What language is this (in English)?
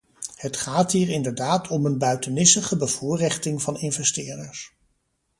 Dutch